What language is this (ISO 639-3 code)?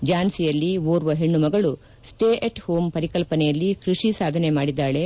kan